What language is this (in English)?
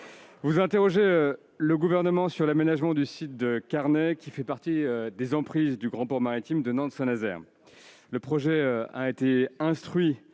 French